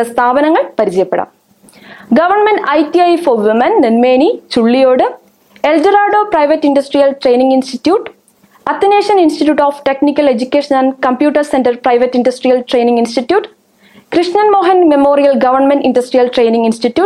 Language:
Malayalam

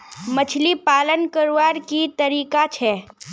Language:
Magahi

